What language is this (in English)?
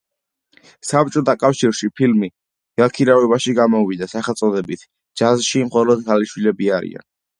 Georgian